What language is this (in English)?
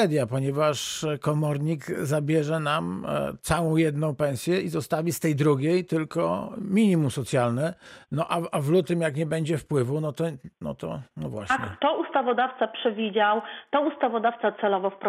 Polish